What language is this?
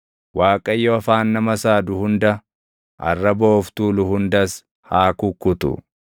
Oromo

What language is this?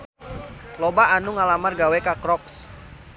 Sundanese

